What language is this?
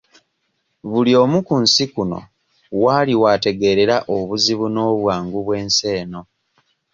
Ganda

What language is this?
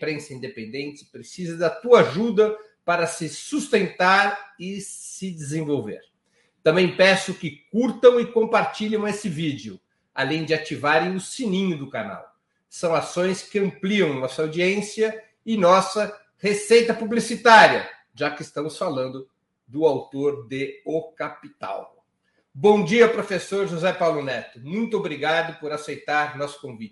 Portuguese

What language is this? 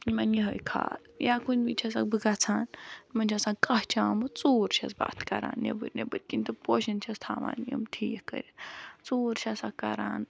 Kashmiri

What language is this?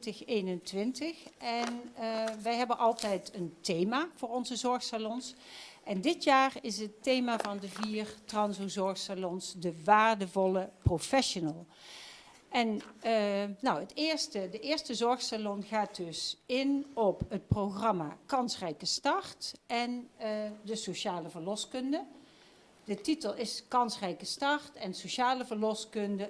Dutch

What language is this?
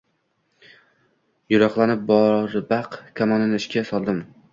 Uzbek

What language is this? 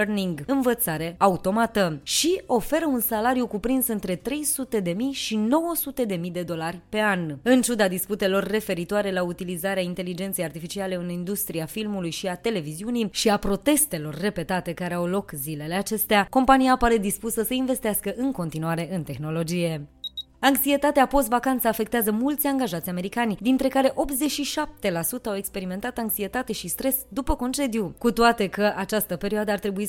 Romanian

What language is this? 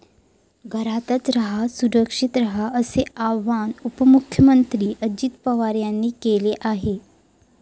Marathi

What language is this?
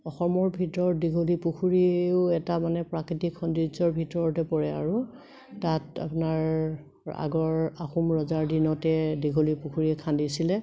Assamese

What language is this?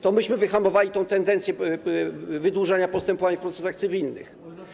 Polish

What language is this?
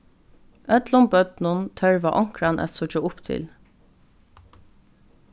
Faroese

